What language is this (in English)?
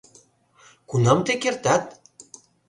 Mari